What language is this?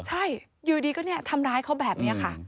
Thai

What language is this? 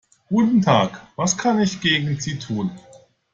German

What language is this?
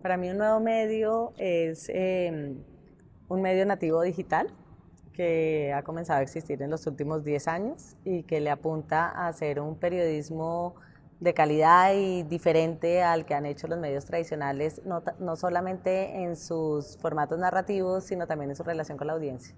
Spanish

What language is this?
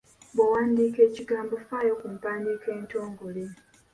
Ganda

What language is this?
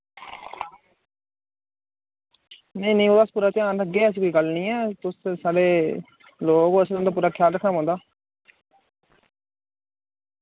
Dogri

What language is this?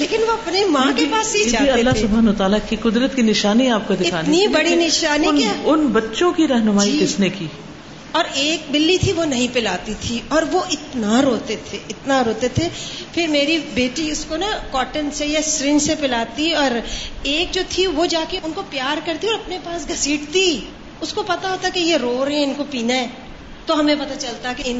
Urdu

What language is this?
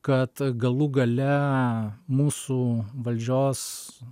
Lithuanian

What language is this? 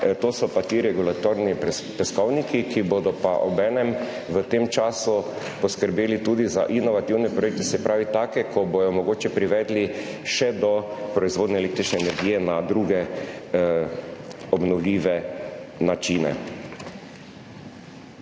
Slovenian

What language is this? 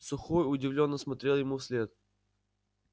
Russian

